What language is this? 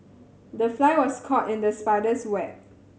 English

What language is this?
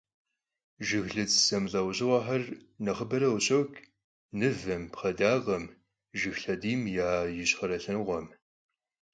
Kabardian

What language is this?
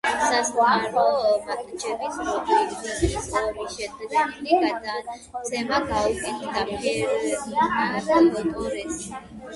Georgian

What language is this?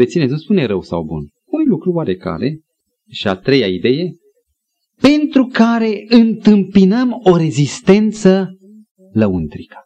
Romanian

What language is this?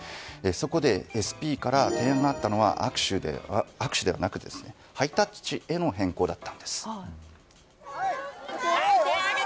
Japanese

